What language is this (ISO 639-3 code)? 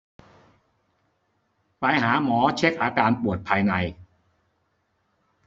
tha